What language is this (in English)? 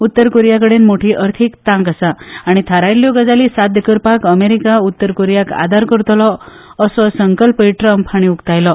Konkani